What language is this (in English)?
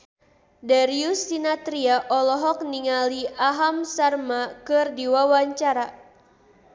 Sundanese